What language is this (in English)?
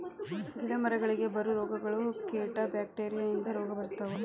Kannada